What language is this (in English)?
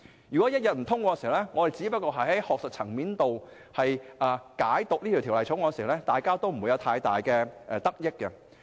Cantonese